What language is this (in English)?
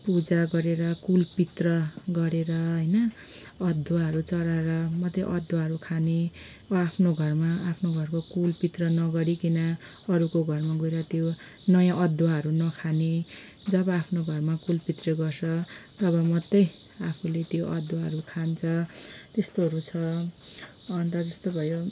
Nepali